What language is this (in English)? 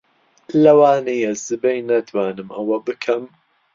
Central Kurdish